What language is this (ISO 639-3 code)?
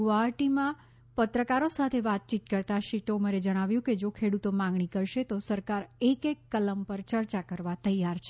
guj